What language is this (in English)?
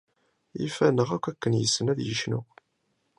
Kabyle